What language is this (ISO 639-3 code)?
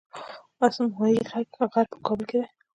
pus